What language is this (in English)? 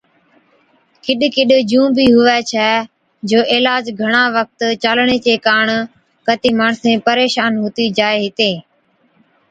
Od